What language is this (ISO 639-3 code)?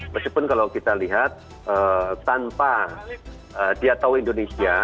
ind